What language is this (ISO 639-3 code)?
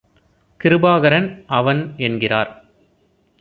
tam